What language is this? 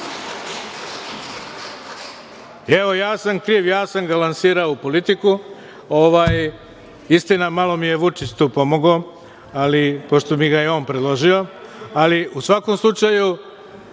Serbian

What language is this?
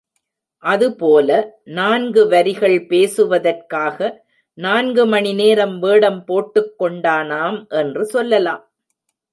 Tamil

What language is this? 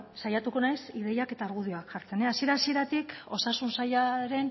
Basque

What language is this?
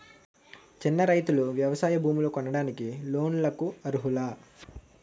Telugu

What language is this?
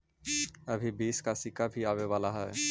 Magahi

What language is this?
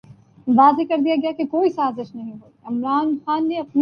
Urdu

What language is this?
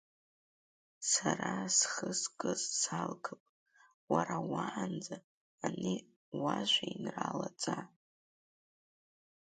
Abkhazian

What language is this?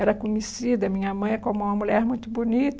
Portuguese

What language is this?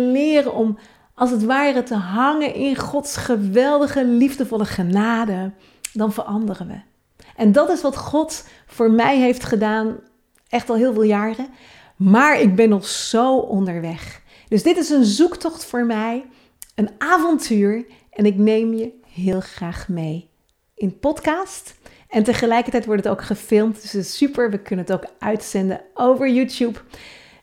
Dutch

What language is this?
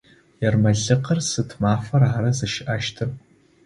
Adyghe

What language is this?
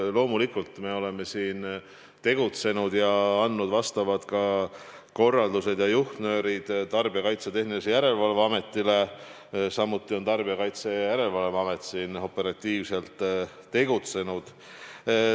Estonian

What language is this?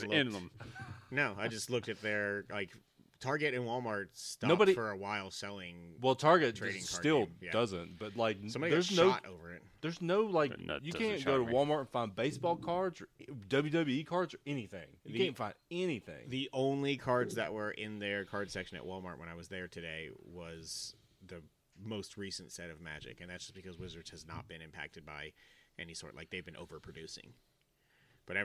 English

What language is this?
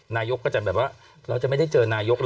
Thai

